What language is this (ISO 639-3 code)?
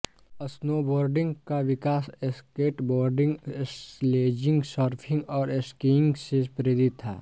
hin